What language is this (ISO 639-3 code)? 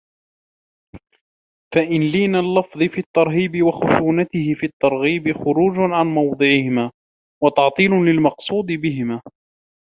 ara